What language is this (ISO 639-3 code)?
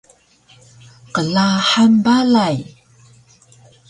trv